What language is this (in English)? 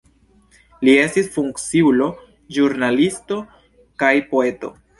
Esperanto